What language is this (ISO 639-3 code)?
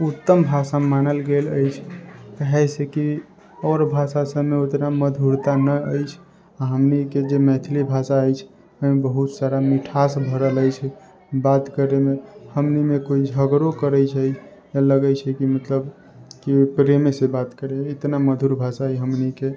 mai